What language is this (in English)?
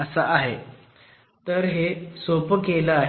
Marathi